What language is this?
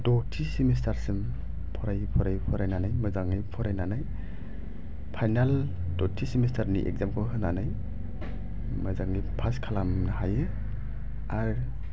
Bodo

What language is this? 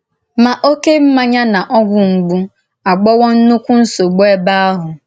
Igbo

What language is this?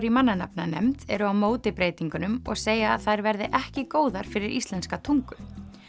Icelandic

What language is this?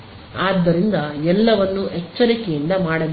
Kannada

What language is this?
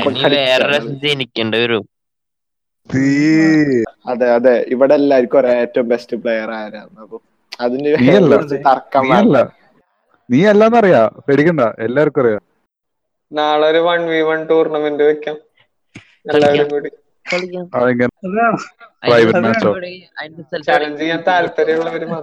Malayalam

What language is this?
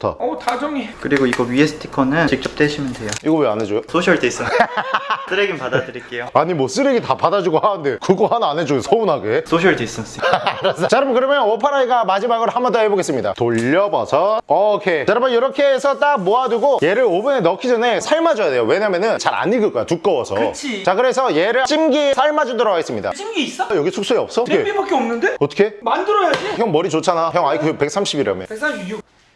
Korean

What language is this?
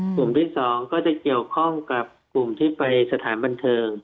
Thai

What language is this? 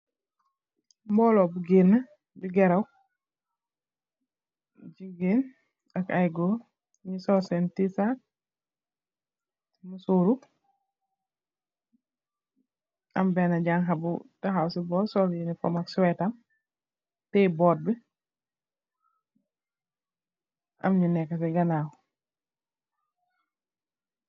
Wolof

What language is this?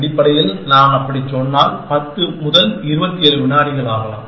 Tamil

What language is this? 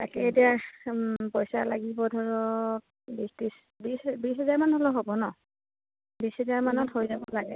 Assamese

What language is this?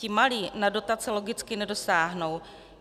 Czech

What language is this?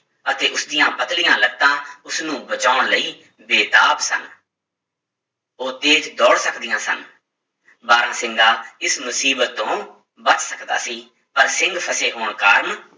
Punjabi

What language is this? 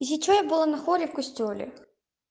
Russian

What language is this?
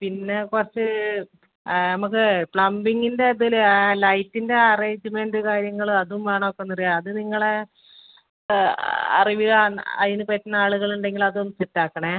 Malayalam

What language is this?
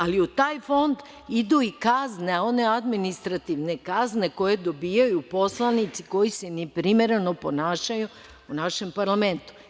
Serbian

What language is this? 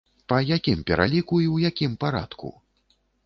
Belarusian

